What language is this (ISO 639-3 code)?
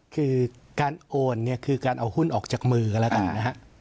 tha